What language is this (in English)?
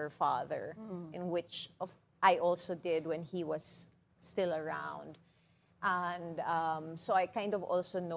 English